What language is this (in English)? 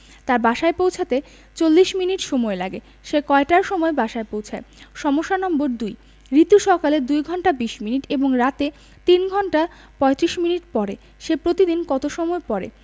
Bangla